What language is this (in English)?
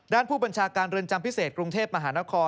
Thai